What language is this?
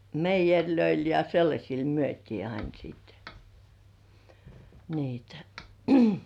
Finnish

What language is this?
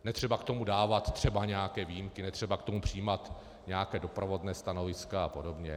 Czech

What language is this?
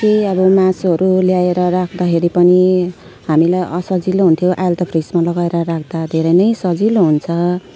Nepali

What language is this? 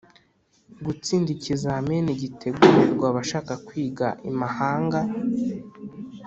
Kinyarwanda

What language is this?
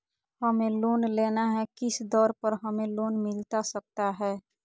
Magahi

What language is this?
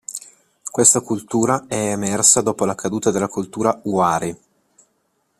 Italian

